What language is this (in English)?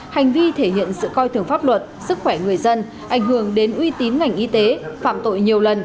Vietnamese